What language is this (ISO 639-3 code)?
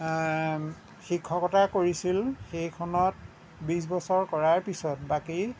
asm